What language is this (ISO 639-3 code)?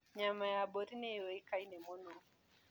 kik